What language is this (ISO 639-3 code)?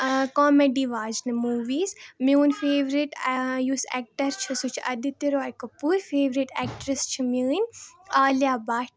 kas